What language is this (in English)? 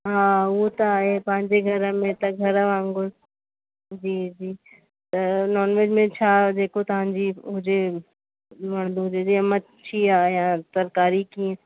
Sindhi